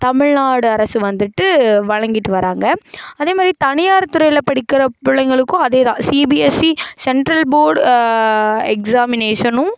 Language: Tamil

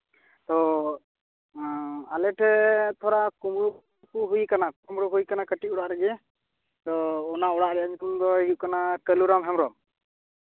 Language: Santali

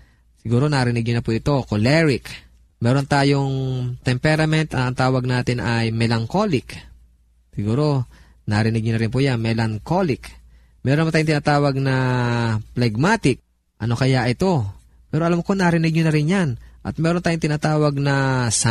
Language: Filipino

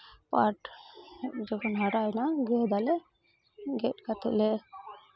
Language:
Santali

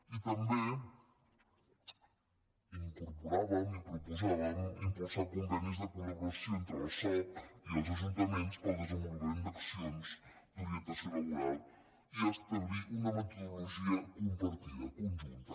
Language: Catalan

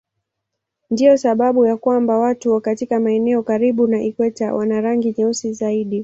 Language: Swahili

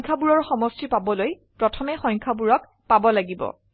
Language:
Assamese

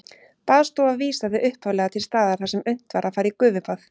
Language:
Icelandic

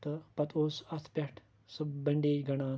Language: Kashmiri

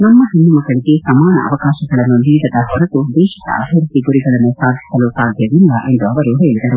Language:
Kannada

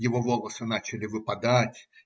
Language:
Russian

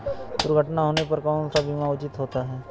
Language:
Hindi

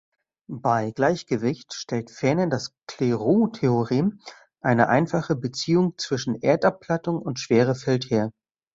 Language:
German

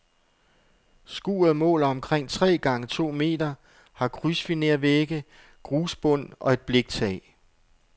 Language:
Danish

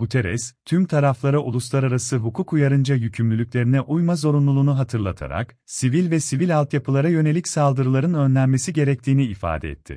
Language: Turkish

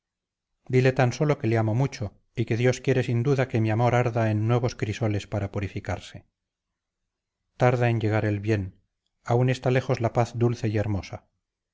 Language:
Spanish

